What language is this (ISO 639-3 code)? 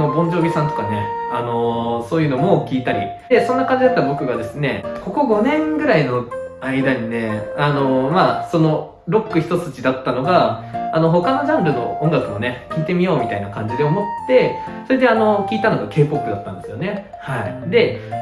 jpn